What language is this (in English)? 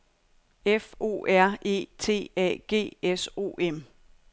Danish